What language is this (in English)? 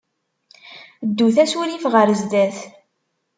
Kabyle